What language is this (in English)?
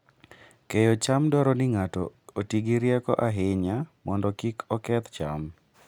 Luo (Kenya and Tanzania)